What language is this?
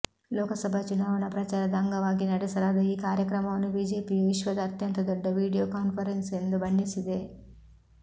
Kannada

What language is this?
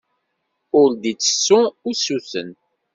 Kabyle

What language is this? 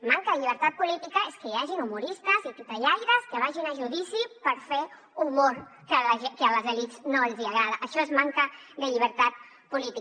Catalan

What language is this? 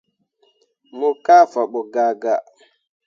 Mundang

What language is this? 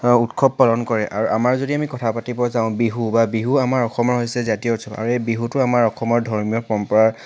Assamese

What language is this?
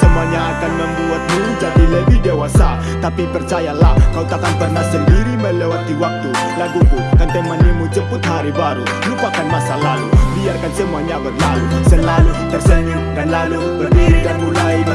Indonesian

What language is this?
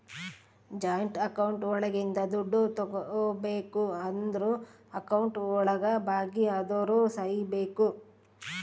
Kannada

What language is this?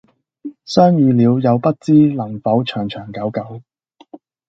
Cantonese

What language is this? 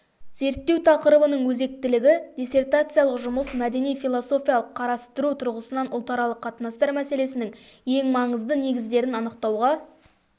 Kazakh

